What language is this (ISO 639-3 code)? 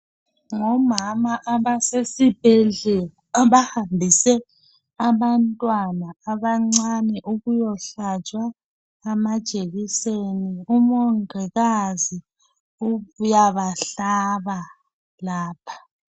nde